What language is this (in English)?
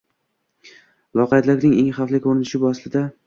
Uzbek